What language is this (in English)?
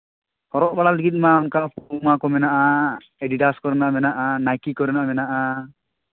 Santali